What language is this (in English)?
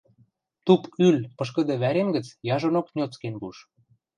Western Mari